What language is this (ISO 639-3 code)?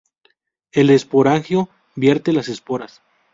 spa